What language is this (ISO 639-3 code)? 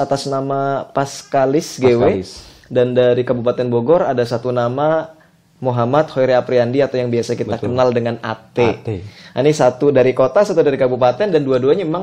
ind